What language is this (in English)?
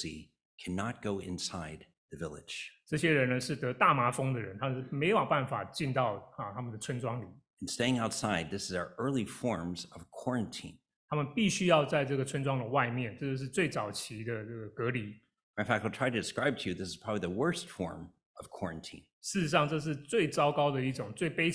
Chinese